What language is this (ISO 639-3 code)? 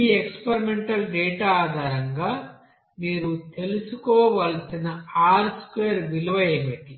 tel